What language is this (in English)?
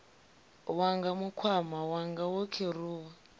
Venda